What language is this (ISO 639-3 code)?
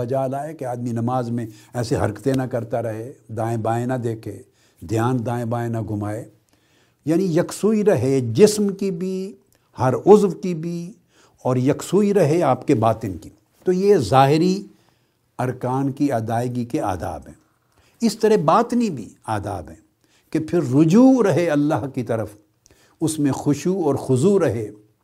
urd